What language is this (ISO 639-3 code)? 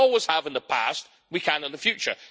eng